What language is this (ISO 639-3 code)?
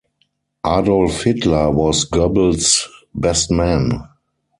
eng